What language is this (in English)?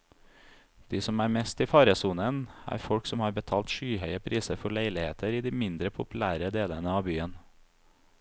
Norwegian